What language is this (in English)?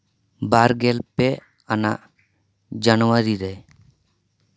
Santali